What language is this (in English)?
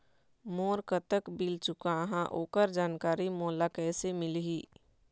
Chhattisgarhi